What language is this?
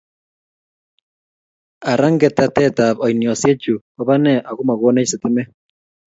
Kalenjin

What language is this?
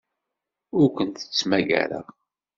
Kabyle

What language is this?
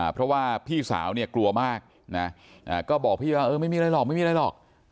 Thai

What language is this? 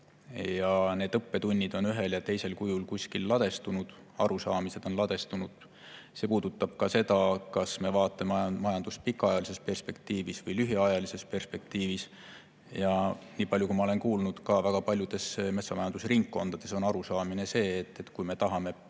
Estonian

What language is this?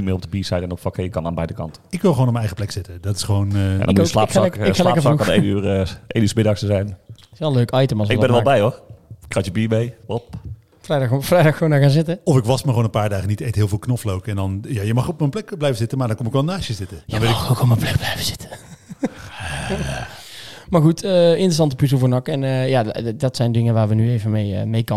Dutch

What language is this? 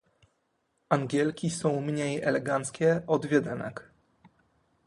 Polish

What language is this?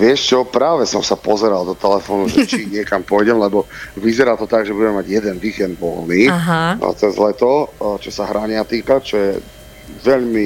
Slovak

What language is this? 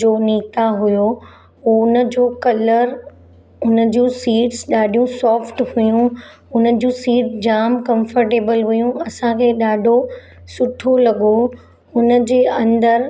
Sindhi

